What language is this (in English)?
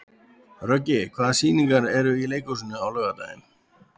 Icelandic